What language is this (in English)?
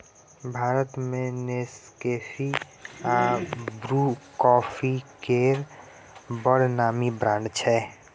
Maithili